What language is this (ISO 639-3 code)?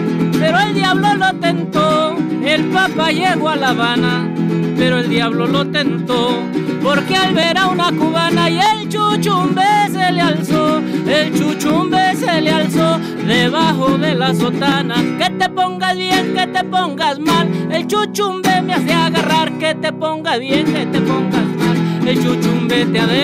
spa